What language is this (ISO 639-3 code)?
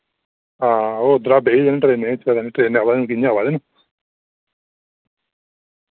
doi